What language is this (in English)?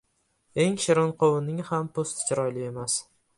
Uzbek